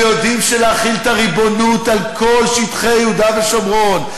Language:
Hebrew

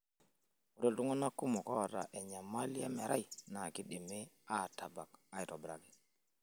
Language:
Masai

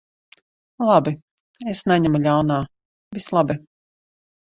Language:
Latvian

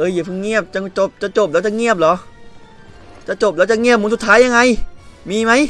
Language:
Thai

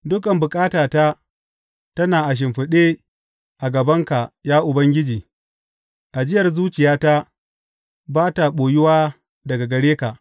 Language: Hausa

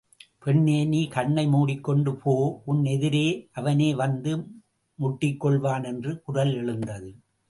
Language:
Tamil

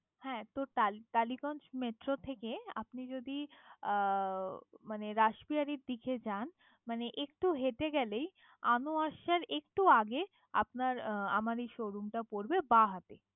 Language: Bangla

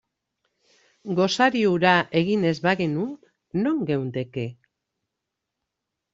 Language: Basque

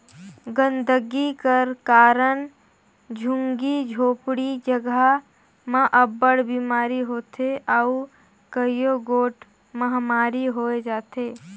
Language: Chhattisgarhi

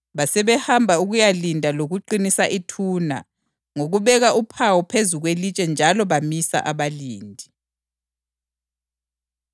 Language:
North Ndebele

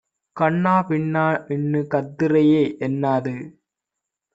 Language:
Tamil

